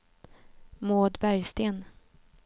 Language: Swedish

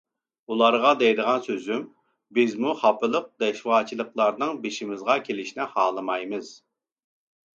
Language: Uyghur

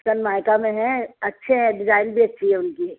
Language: Urdu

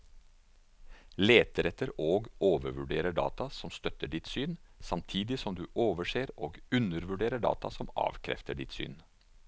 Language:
Norwegian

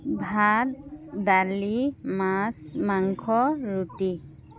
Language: Assamese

